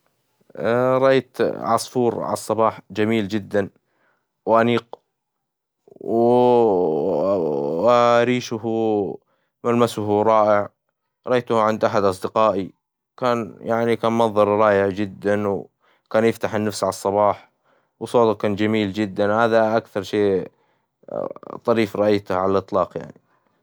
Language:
Hijazi Arabic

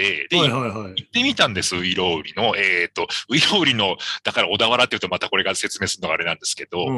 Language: Japanese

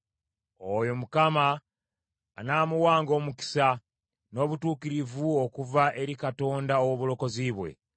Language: Ganda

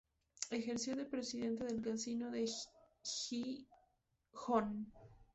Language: Spanish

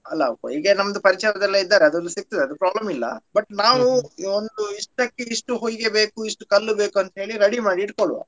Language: Kannada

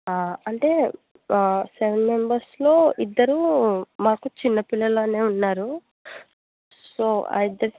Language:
Telugu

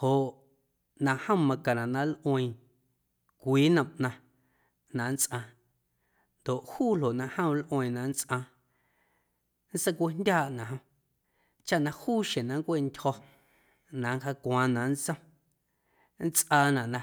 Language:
Guerrero Amuzgo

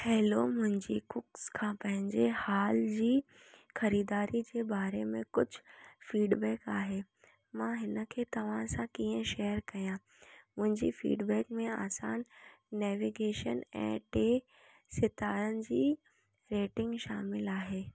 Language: Sindhi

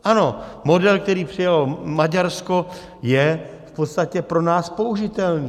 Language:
Czech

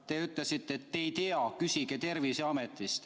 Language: Estonian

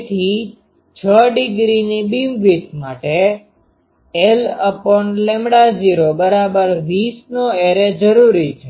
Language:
Gujarati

